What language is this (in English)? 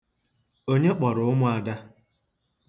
Igbo